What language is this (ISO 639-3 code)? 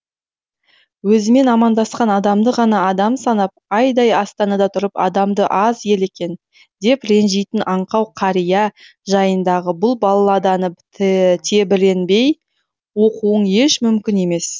kaz